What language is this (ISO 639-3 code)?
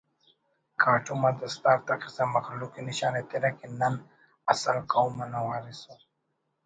brh